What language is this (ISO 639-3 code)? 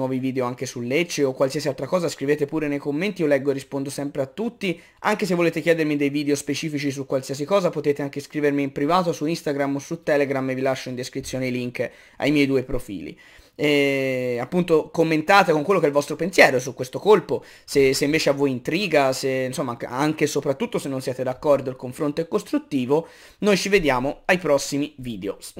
ita